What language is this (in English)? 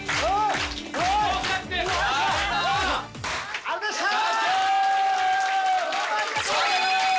Japanese